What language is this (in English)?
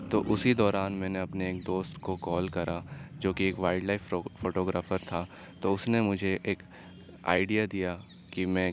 Urdu